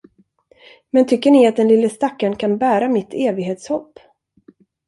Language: Swedish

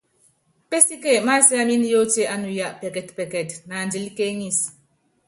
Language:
Yangben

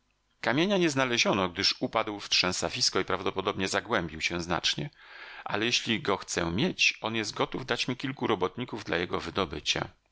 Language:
Polish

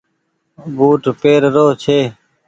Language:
Goaria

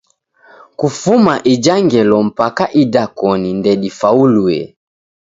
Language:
Taita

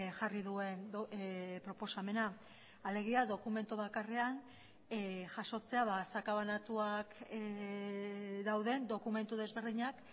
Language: Basque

